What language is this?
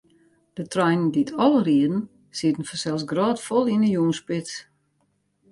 Western Frisian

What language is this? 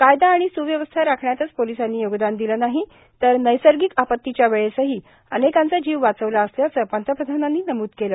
Marathi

